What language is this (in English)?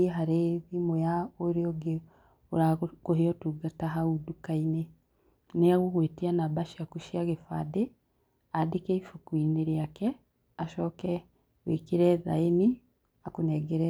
Kikuyu